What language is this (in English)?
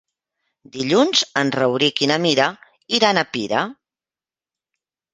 Catalan